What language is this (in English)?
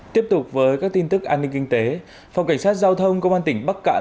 Vietnamese